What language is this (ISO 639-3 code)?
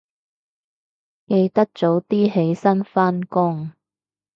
yue